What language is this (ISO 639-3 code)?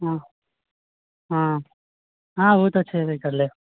mai